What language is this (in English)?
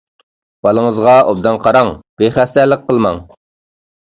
Uyghur